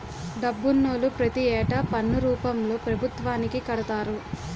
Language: Telugu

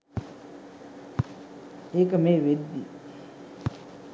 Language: Sinhala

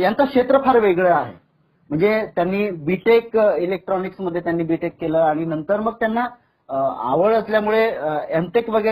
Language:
Marathi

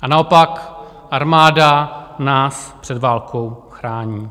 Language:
Czech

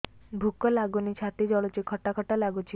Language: Odia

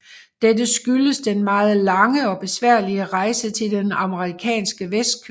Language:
Danish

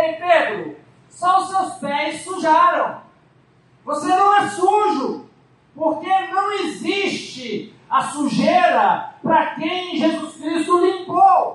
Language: Portuguese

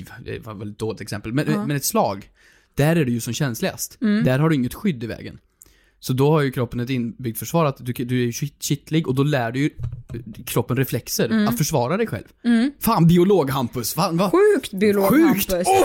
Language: Swedish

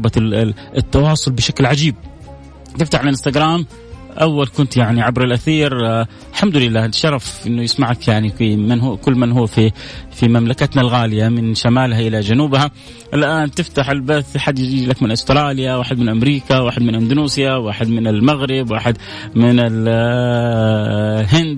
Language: Arabic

